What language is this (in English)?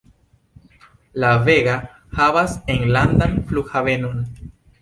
Esperanto